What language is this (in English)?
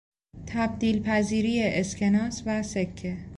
Persian